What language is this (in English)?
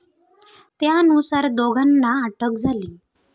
Marathi